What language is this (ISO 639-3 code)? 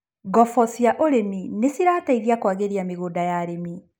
kik